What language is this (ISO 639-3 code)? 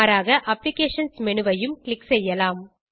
tam